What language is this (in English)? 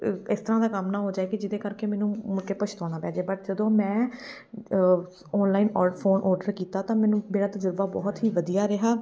Punjabi